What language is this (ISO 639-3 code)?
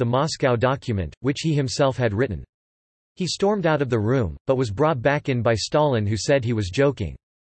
eng